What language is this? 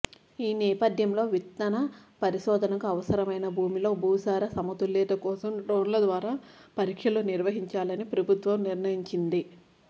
Telugu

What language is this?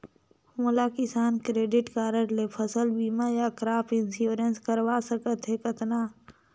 Chhattisgarhi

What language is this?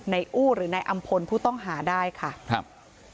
Thai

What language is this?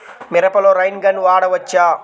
Telugu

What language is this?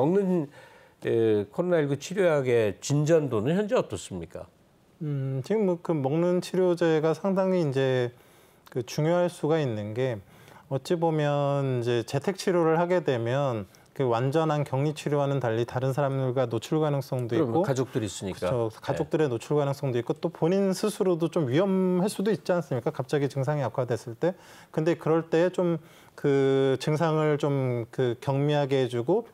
Korean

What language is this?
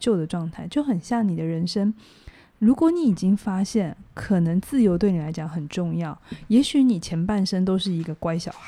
Chinese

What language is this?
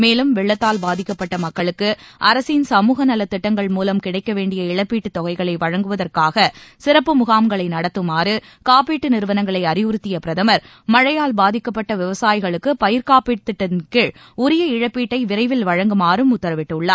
Tamil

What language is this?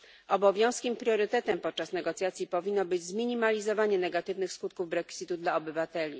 Polish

